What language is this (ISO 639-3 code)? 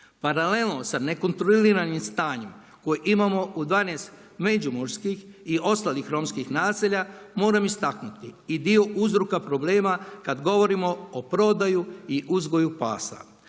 hrv